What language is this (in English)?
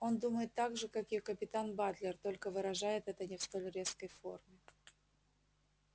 Russian